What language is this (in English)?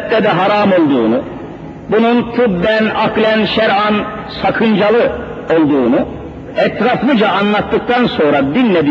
Turkish